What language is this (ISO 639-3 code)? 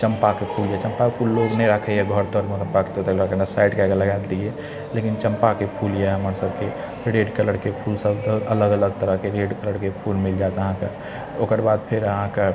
mai